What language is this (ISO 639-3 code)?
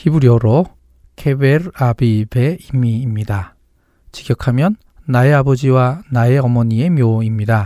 kor